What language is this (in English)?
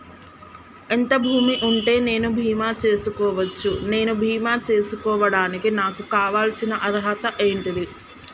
Telugu